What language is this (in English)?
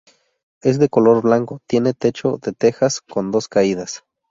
Spanish